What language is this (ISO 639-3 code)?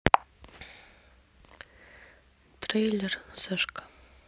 rus